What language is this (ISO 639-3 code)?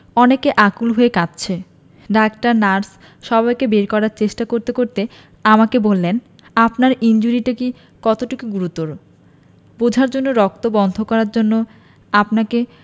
ben